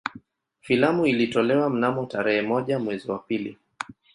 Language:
Swahili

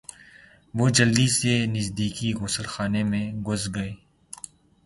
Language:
Urdu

